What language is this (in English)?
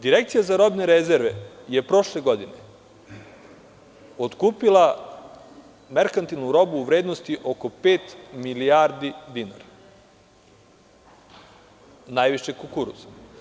Serbian